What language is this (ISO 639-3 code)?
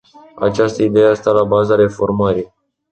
ron